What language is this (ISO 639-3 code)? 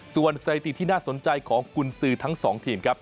tha